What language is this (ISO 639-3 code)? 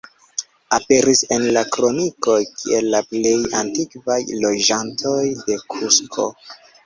epo